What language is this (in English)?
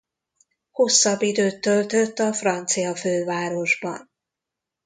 Hungarian